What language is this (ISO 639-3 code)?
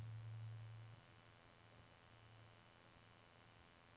nor